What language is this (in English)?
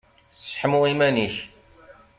Kabyle